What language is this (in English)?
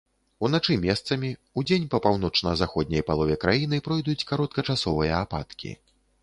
Belarusian